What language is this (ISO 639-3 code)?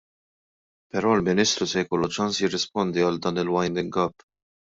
mlt